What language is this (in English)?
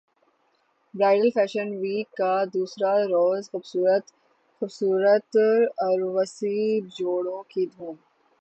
Urdu